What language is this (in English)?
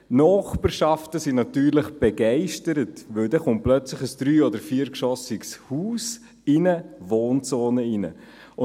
Swiss German